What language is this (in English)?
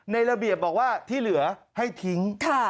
Thai